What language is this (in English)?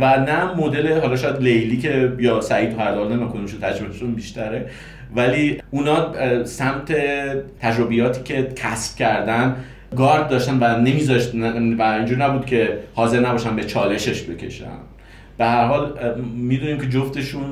Persian